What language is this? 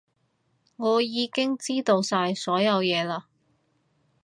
Cantonese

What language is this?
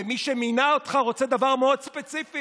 Hebrew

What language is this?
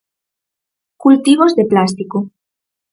Galician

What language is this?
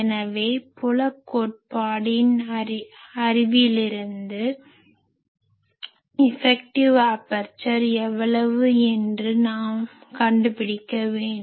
Tamil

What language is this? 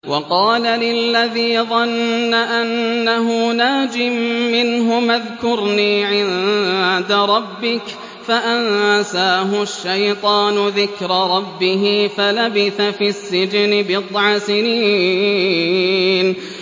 Arabic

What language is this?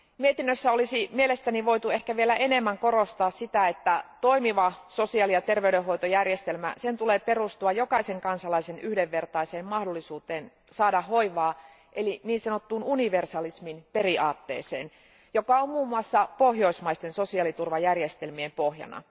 Finnish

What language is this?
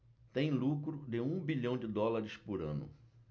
Portuguese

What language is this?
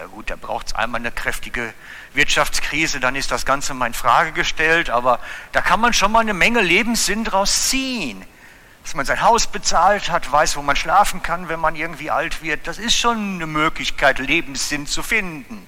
German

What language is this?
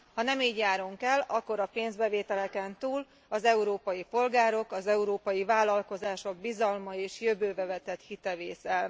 Hungarian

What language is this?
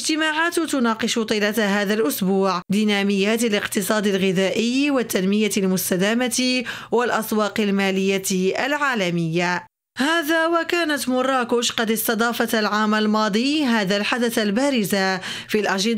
Arabic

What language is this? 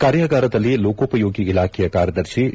Kannada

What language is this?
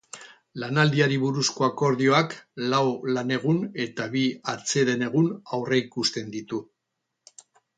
Basque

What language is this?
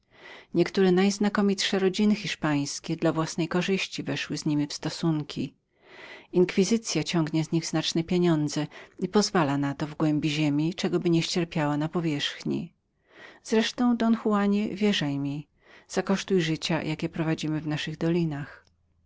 Polish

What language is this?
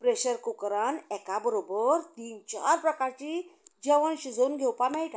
Konkani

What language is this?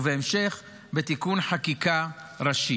Hebrew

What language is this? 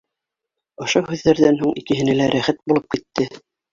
Bashkir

